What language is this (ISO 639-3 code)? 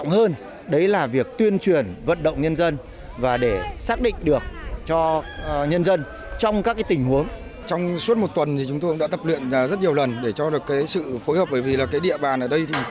vie